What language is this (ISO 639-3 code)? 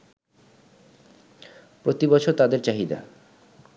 ben